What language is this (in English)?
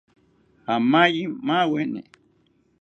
South Ucayali Ashéninka